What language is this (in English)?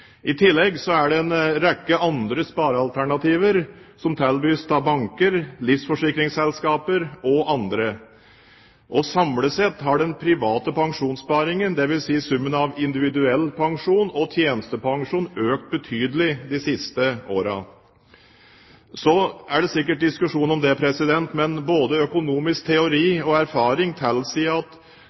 Norwegian Bokmål